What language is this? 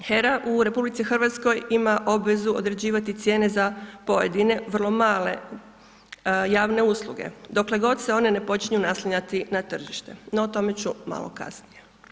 Croatian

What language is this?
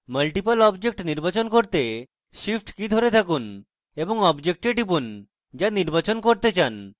Bangla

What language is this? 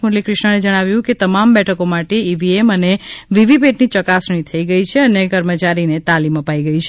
Gujarati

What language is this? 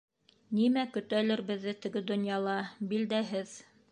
Bashkir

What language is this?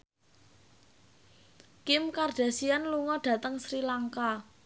Javanese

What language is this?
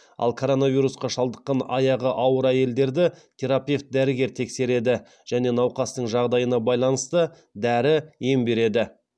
Kazakh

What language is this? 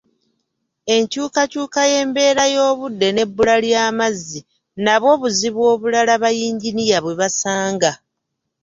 Ganda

